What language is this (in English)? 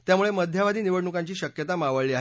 Marathi